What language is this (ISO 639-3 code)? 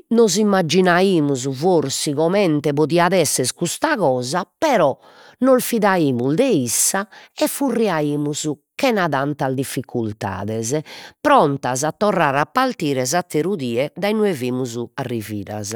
srd